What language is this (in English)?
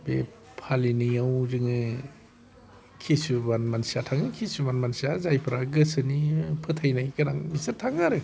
Bodo